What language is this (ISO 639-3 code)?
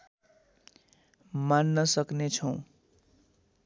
nep